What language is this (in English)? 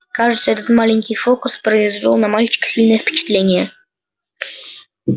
Russian